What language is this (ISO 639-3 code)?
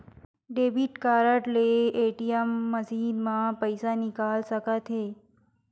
hne